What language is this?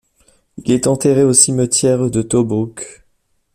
French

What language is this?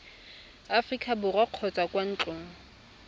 Tswana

